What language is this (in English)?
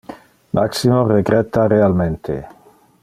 Interlingua